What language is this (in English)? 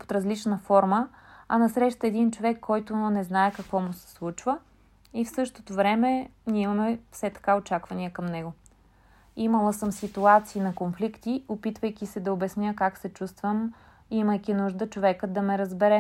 Bulgarian